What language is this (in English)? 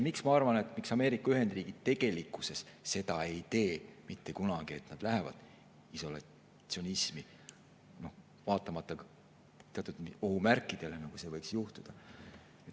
Estonian